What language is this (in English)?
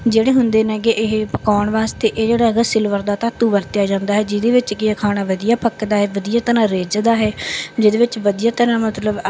Punjabi